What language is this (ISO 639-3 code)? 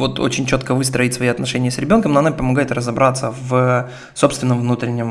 rus